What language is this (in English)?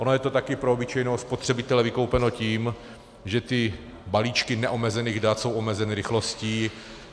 Czech